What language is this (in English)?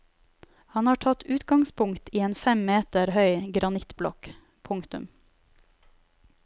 Norwegian